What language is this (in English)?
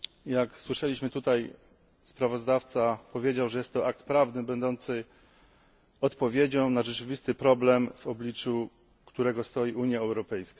Polish